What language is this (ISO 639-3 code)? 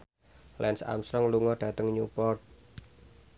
jav